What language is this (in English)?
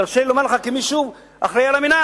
Hebrew